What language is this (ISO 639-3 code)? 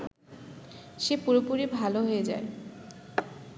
ben